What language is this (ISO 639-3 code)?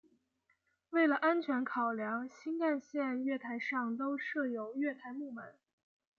zho